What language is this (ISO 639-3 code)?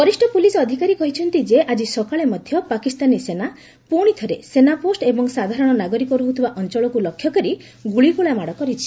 ori